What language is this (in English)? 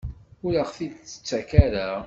Kabyle